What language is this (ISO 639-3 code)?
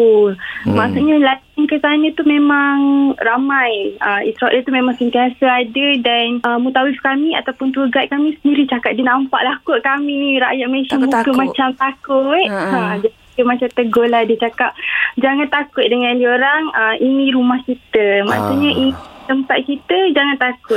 msa